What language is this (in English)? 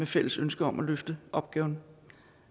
Danish